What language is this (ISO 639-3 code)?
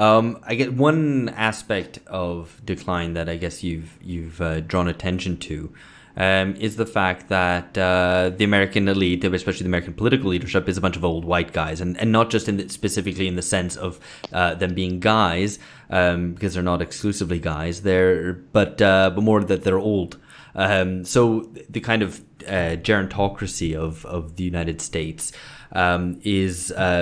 eng